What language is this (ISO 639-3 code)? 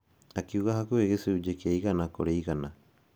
kik